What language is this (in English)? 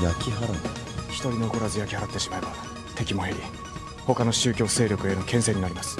Japanese